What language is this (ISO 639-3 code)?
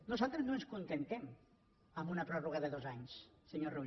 cat